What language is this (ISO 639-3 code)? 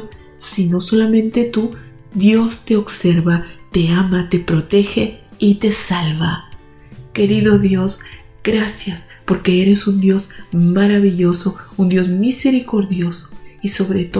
spa